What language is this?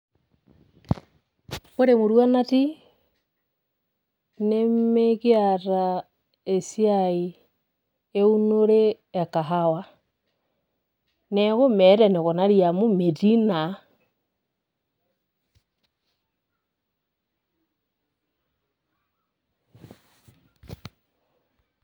Masai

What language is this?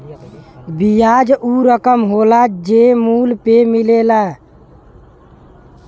Bhojpuri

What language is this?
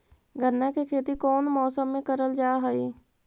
Magahi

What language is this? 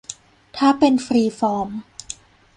Thai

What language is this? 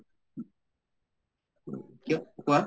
Assamese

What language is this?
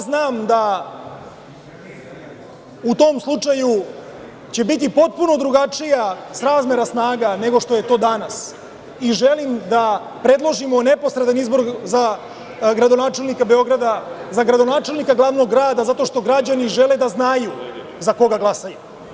Serbian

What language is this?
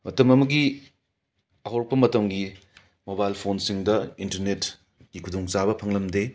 Manipuri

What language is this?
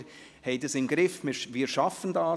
Swiss German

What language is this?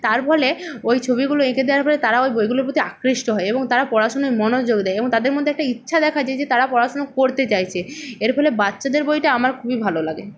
Bangla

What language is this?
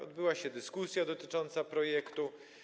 Polish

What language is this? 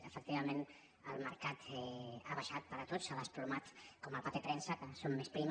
Catalan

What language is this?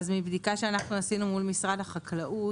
Hebrew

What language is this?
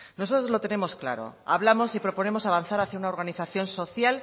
Spanish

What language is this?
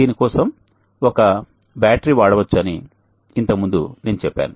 Telugu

